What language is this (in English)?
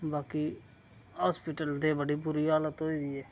Dogri